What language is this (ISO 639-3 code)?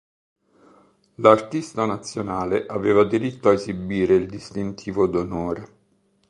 ita